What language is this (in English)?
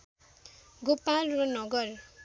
Nepali